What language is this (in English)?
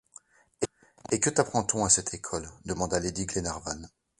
French